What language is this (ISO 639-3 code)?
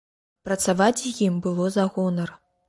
bel